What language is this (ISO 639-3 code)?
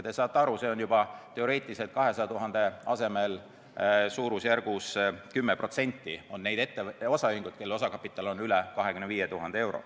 est